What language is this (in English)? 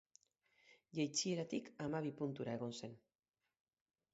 Basque